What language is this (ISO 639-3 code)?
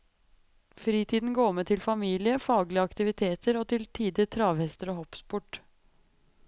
nor